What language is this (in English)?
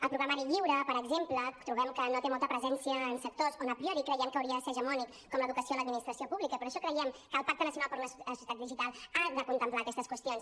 Catalan